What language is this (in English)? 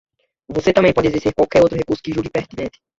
Portuguese